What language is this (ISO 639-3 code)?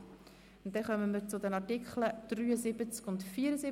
gsw